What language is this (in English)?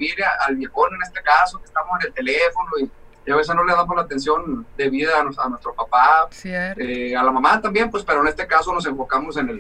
Spanish